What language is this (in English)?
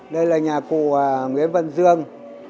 Vietnamese